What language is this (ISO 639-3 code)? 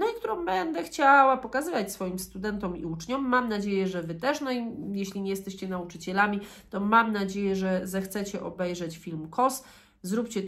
pol